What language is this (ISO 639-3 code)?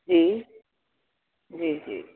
snd